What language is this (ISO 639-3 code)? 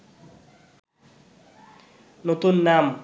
ben